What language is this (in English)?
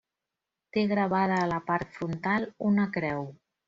Catalan